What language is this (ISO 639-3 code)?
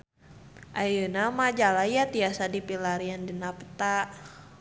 sun